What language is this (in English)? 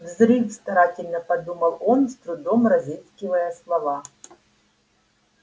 Russian